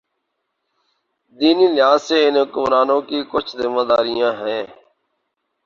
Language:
Urdu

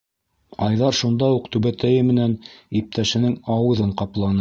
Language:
Bashkir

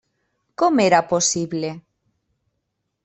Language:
Catalan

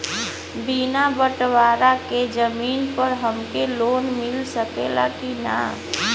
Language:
Bhojpuri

